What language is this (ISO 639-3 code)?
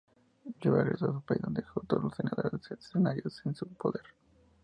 spa